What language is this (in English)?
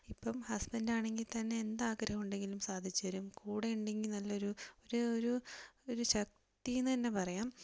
Malayalam